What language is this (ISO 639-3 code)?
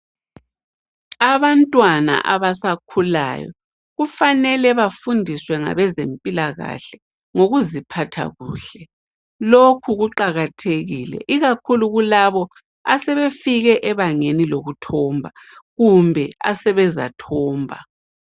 nde